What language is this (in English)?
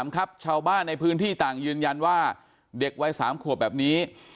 Thai